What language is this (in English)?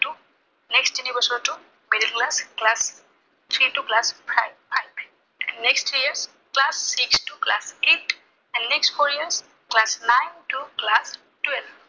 Assamese